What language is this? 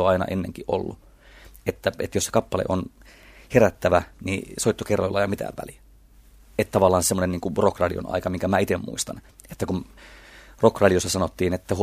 Finnish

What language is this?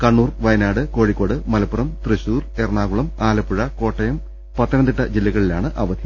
Malayalam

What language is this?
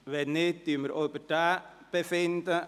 Swiss German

